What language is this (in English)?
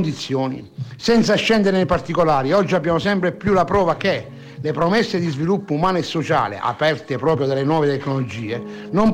Italian